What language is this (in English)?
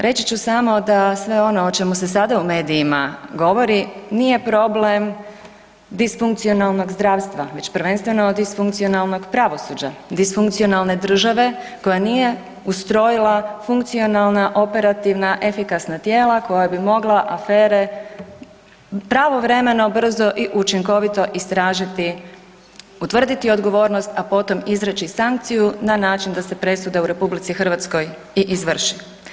Croatian